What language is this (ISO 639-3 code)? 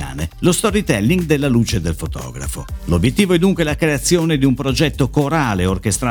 ita